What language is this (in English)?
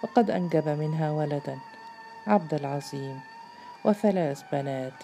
Arabic